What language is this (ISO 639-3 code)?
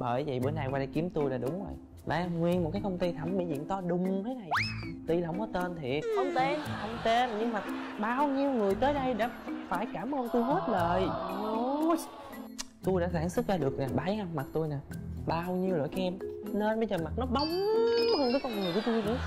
vie